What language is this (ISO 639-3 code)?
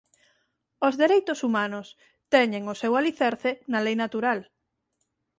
glg